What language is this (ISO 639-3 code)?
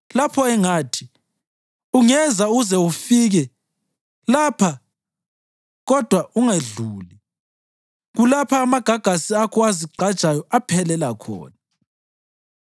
nde